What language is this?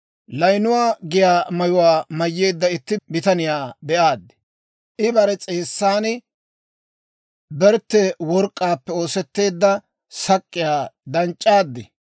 Dawro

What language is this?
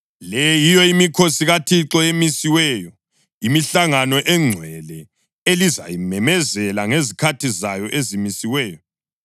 North Ndebele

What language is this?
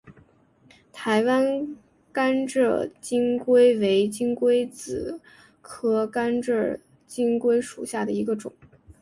Chinese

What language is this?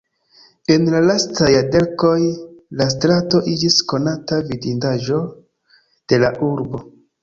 Esperanto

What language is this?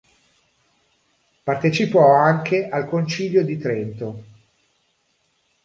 Italian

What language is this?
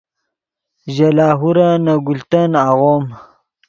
Yidgha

